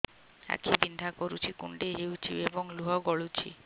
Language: Odia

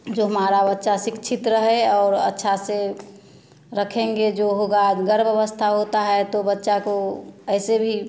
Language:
Hindi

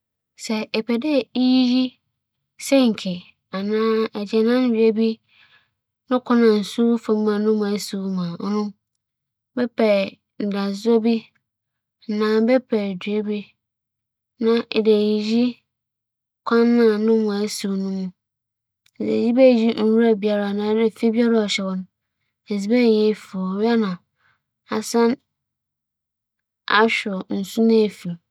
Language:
Akan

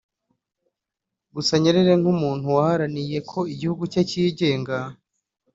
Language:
Kinyarwanda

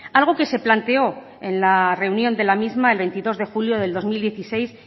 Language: Spanish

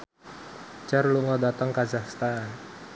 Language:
Javanese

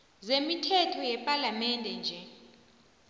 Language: South Ndebele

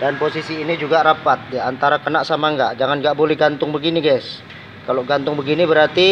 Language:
Indonesian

